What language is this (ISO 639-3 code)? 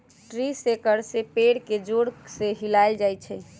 mag